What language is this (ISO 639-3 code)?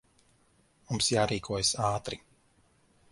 lav